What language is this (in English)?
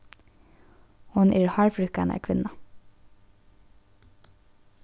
Faroese